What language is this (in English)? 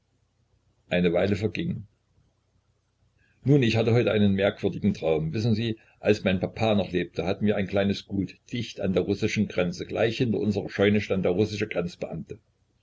German